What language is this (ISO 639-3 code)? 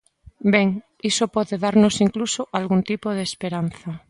glg